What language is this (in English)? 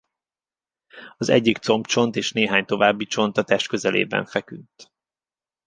Hungarian